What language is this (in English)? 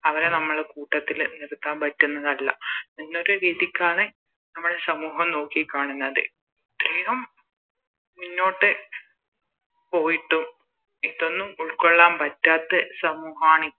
Malayalam